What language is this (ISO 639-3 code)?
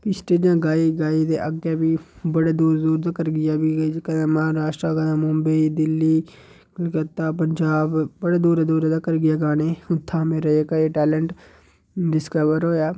doi